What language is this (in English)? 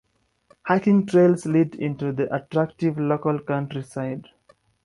English